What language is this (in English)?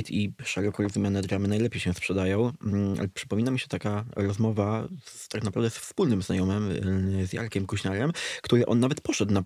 Polish